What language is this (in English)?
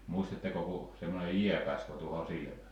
Finnish